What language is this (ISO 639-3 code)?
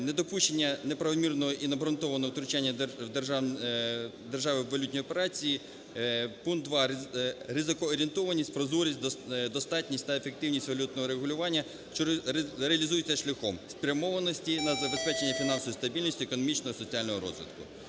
ukr